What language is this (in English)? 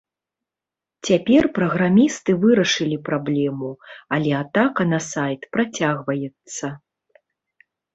Belarusian